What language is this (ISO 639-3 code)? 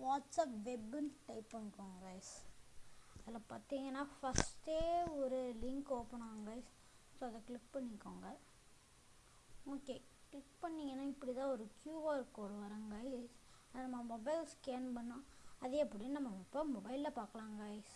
tam